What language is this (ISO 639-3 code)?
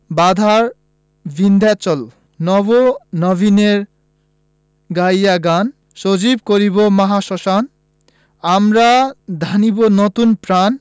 ben